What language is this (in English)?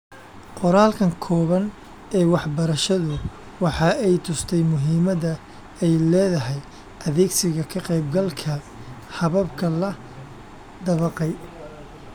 Somali